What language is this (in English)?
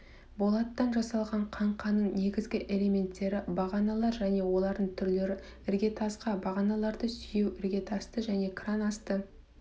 Kazakh